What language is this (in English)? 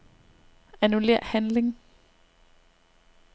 Danish